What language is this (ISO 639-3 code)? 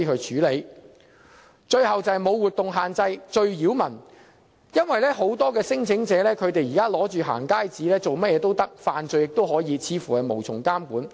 yue